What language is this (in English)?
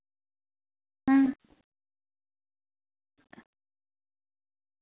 Dogri